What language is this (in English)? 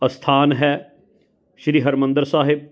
Punjabi